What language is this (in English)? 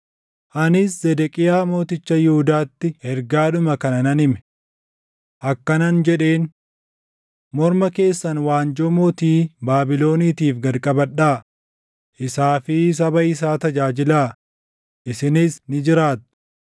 Oromo